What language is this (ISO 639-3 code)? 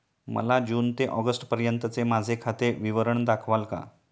mar